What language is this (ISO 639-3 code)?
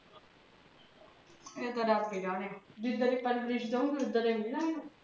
pan